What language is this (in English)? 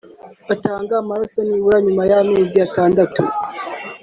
Kinyarwanda